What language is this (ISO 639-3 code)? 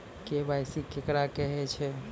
mai